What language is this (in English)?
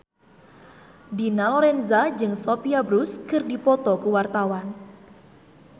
Sundanese